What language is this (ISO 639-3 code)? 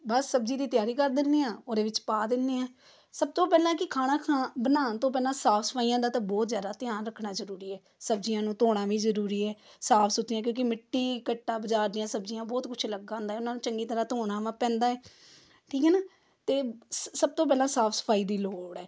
pan